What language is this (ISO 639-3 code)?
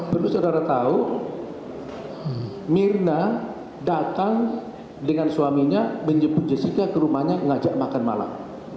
ind